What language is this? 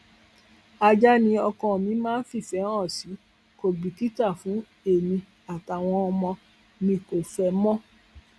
Yoruba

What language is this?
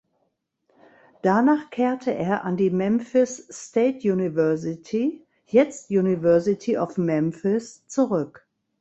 German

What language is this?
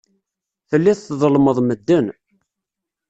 Kabyle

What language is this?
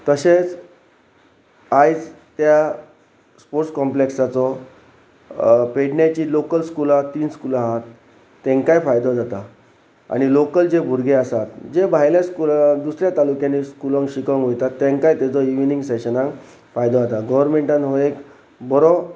Konkani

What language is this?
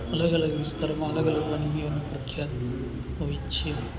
Gujarati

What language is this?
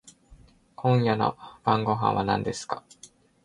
Japanese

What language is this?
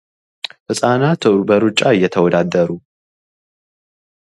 Amharic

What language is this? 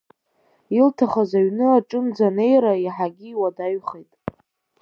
Abkhazian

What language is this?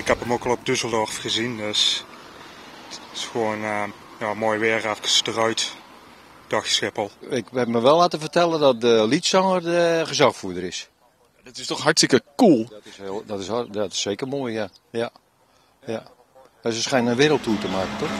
Dutch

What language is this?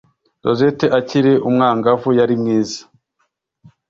Kinyarwanda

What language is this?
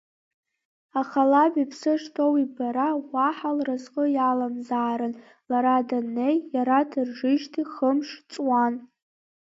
Abkhazian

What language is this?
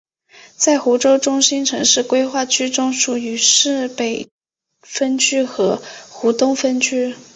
Chinese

